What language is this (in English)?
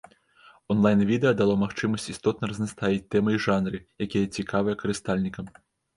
Belarusian